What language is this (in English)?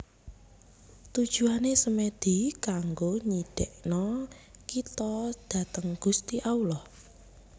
Javanese